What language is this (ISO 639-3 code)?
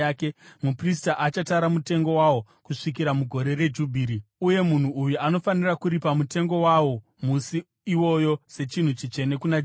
sna